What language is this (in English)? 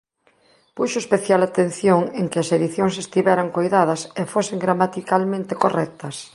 Galician